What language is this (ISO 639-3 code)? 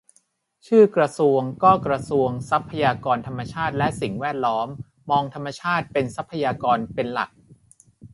tha